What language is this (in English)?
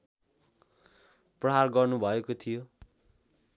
Nepali